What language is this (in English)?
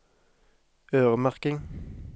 Norwegian